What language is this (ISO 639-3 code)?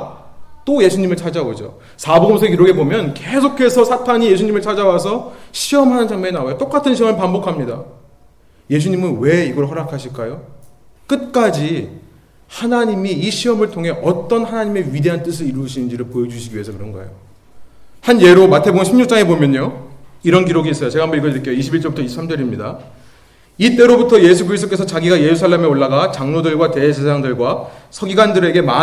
kor